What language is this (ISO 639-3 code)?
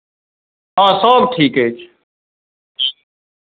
mai